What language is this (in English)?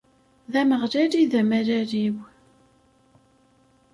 Kabyle